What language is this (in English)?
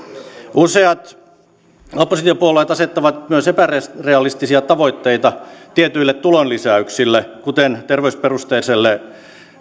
Finnish